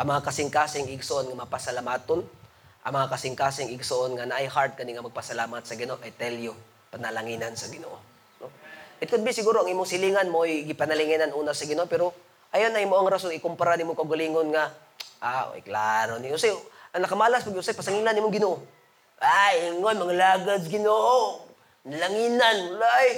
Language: Filipino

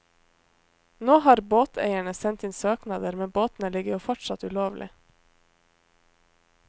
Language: Norwegian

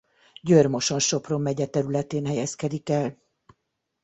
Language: Hungarian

